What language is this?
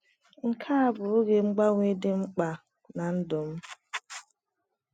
Igbo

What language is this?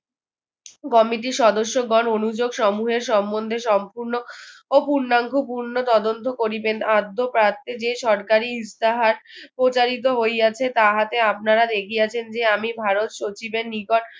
Bangla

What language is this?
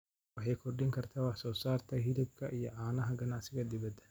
Somali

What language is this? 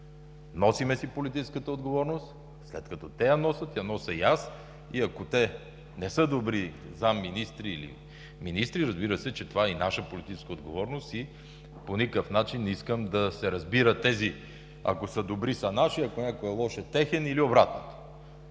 Bulgarian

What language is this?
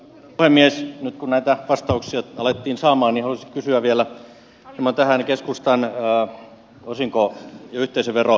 Finnish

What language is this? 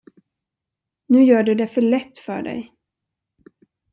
Swedish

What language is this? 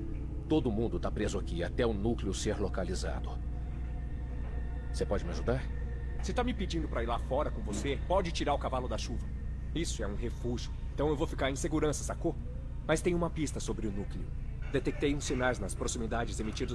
Portuguese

